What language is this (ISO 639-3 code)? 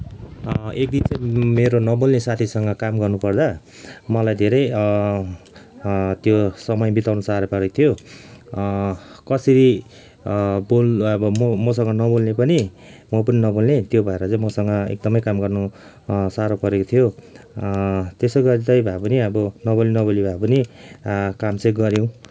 nep